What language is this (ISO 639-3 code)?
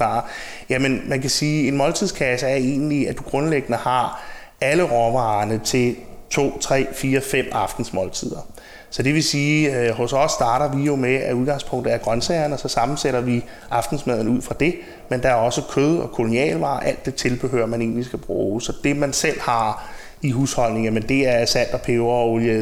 dan